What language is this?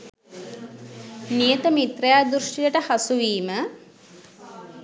Sinhala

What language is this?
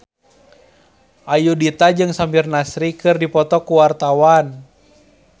Sundanese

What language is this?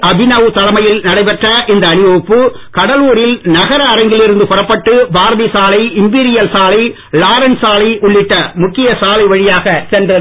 Tamil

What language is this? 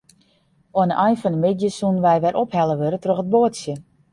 Western Frisian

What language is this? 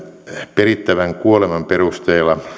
Finnish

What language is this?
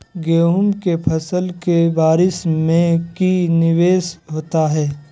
Magahi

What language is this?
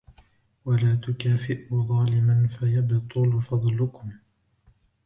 Arabic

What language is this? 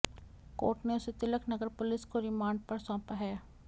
Hindi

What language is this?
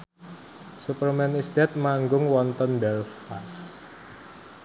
Javanese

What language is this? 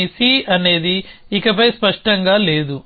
Telugu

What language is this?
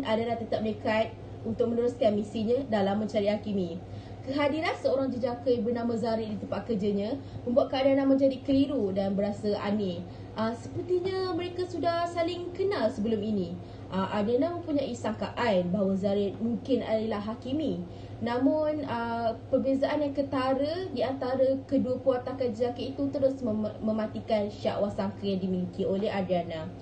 Malay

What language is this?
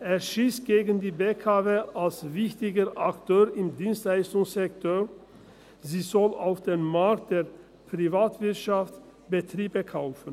Swiss German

